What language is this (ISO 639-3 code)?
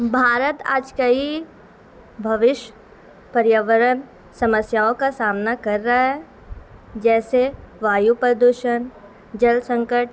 urd